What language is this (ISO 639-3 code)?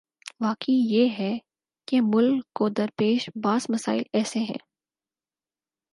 urd